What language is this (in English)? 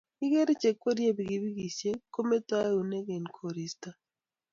Kalenjin